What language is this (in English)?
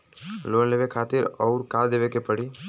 Bhojpuri